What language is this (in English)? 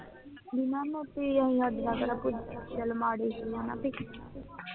Punjabi